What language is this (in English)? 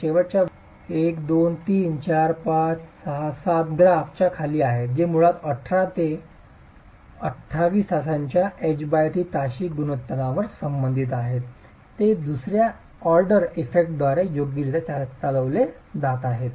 Marathi